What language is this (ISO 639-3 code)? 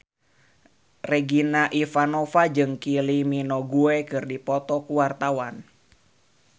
sun